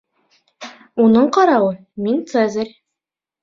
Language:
Bashkir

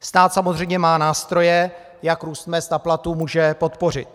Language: Czech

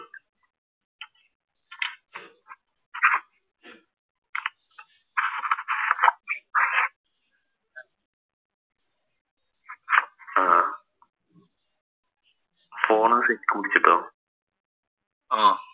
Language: Malayalam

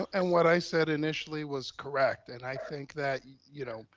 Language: English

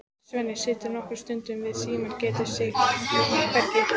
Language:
Icelandic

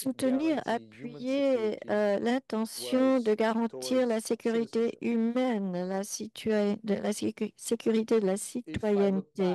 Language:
French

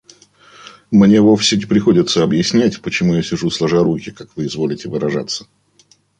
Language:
Russian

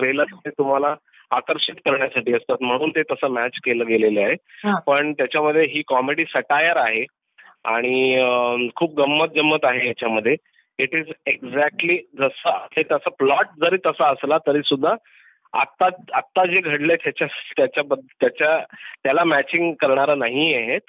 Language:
Marathi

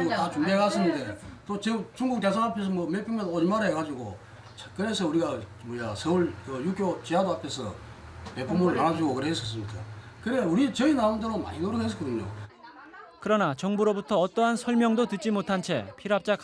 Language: Korean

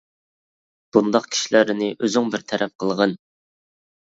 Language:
Uyghur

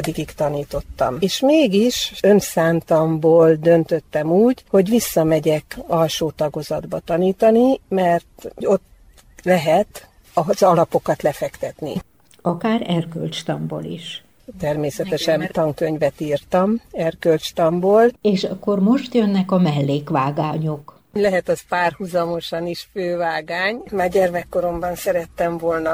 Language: Hungarian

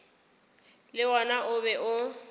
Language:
Northern Sotho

